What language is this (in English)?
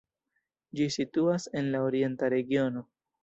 Esperanto